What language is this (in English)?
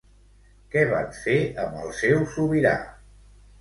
Catalan